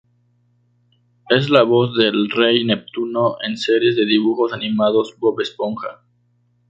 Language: Spanish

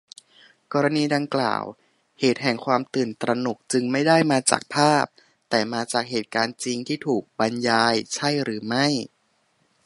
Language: Thai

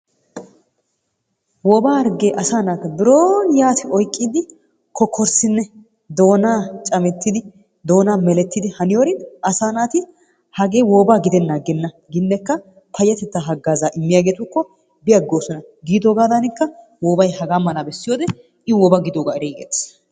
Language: Wolaytta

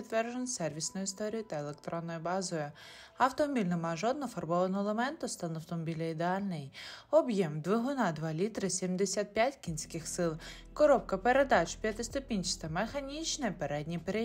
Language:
Ukrainian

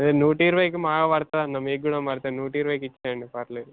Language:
Telugu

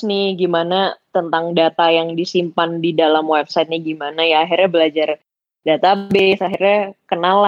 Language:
Indonesian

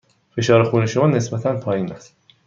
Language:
Persian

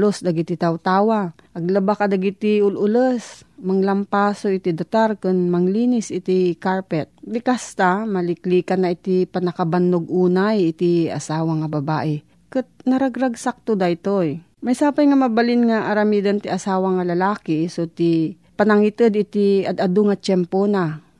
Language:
Filipino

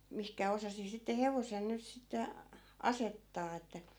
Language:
Finnish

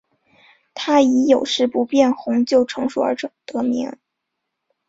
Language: Chinese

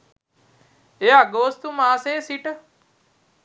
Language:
Sinhala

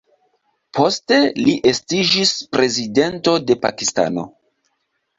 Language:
Esperanto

